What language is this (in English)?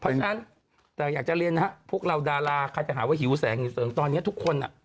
Thai